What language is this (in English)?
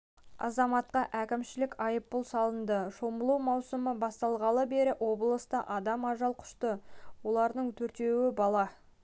Kazakh